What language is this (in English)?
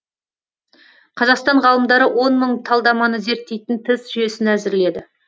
Kazakh